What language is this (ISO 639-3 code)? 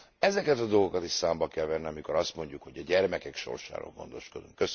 hun